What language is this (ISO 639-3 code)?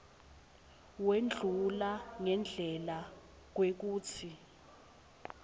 ssw